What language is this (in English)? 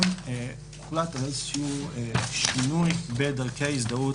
Hebrew